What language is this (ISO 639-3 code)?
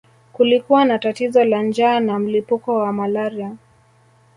swa